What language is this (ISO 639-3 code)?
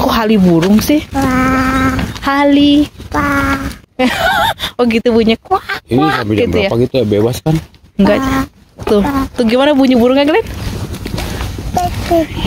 ind